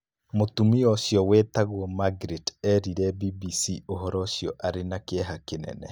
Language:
Kikuyu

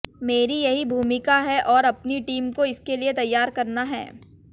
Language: Hindi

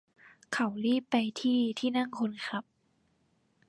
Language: Thai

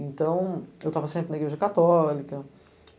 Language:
Portuguese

